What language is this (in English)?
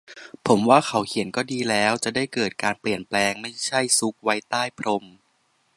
Thai